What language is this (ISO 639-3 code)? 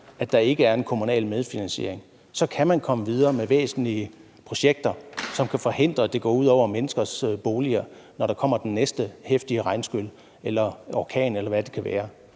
dan